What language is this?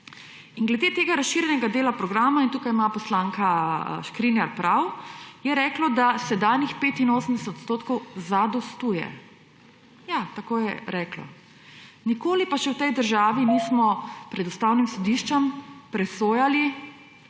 Slovenian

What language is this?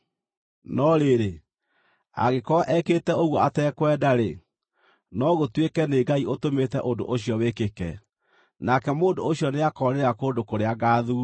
Kikuyu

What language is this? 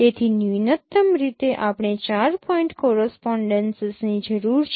Gujarati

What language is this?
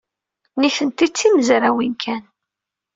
Kabyle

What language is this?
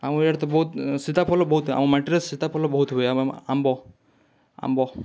Odia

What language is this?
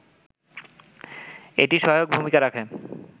Bangla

